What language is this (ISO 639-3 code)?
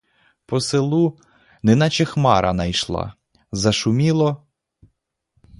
ukr